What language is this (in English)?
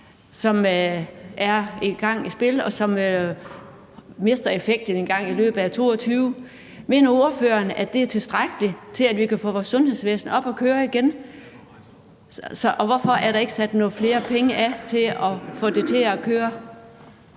Danish